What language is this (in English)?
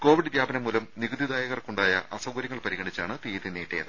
Malayalam